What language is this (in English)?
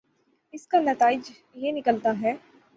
Urdu